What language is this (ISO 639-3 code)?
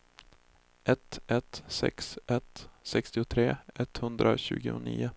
swe